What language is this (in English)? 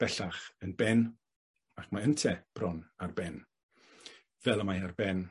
Welsh